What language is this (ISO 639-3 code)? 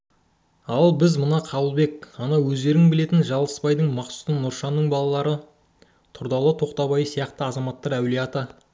kaz